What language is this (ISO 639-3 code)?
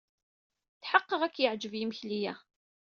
kab